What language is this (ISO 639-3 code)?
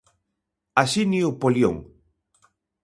glg